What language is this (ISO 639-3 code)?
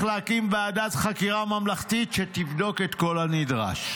heb